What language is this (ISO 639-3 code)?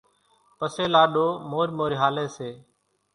gjk